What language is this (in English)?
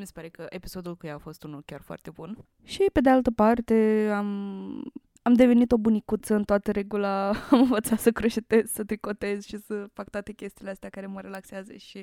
Romanian